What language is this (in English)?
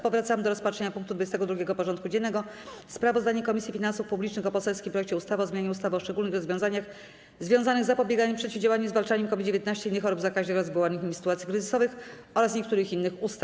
Polish